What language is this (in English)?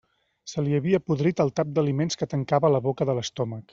Catalan